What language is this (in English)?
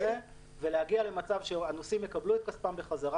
Hebrew